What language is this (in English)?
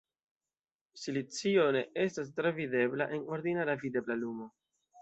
Esperanto